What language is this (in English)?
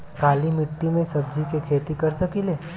Bhojpuri